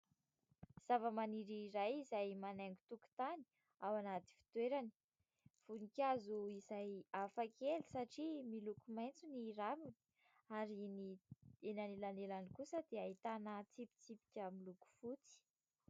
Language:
Malagasy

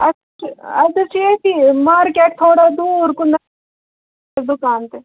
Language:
Kashmiri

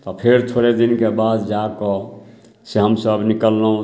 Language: Maithili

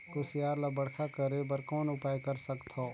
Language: Chhattisgarhi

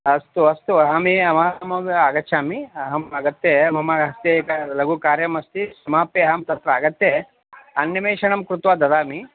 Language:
Sanskrit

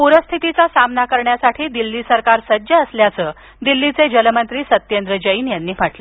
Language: Marathi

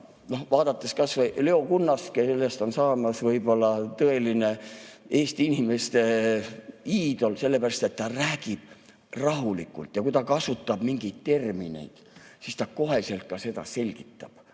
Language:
Estonian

